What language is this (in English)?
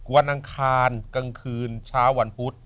Thai